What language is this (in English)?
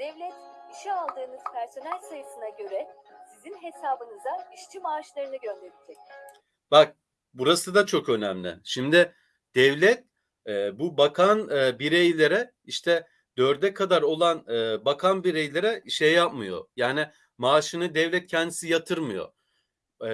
Turkish